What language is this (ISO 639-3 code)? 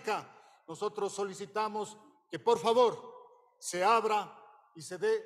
spa